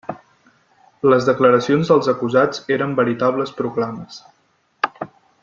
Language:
Catalan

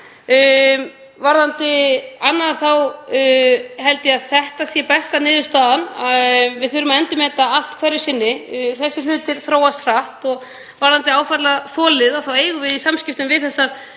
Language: Icelandic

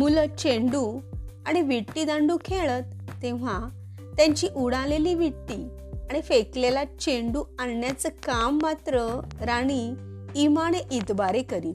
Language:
Marathi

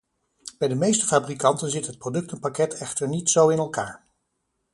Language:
Dutch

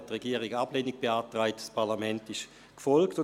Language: Swiss German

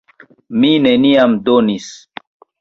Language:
Esperanto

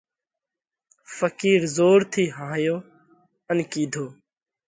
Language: Parkari Koli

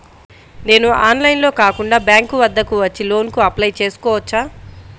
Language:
Telugu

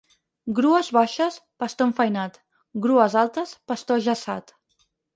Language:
Catalan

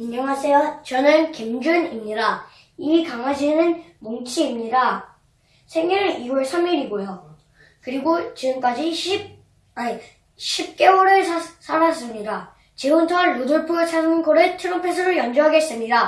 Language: Korean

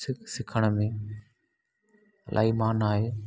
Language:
Sindhi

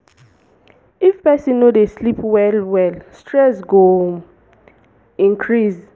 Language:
Nigerian Pidgin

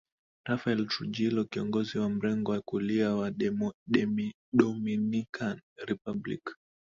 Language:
Swahili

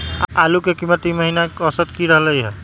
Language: Magahi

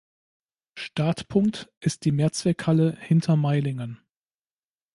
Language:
German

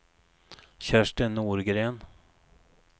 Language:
Swedish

